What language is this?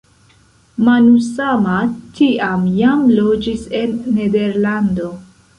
Esperanto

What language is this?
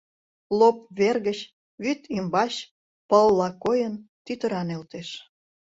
Mari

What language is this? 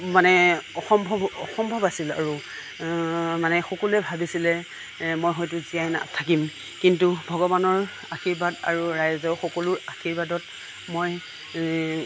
Assamese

